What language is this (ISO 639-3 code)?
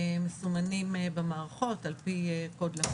heb